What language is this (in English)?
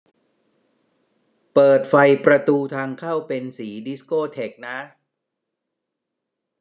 Thai